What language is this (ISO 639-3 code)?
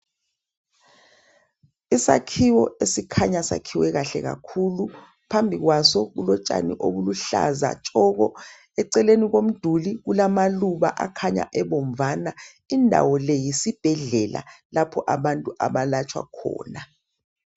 nde